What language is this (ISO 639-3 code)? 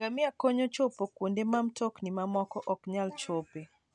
luo